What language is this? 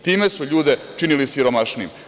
Serbian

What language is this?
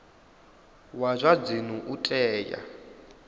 Venda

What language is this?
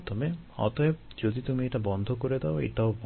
Bangla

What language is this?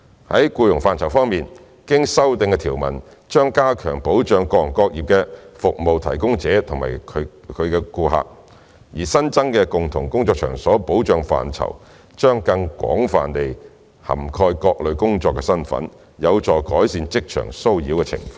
Cantonese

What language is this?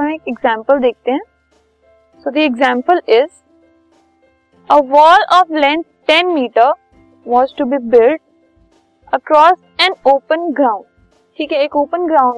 Hindi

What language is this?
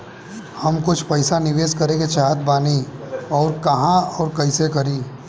Bhojpuri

